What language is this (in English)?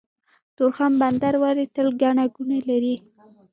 Pashto